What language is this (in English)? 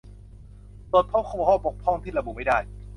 Thai